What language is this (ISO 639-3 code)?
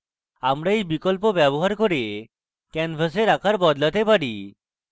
ben